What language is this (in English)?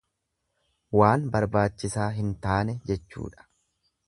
Oromo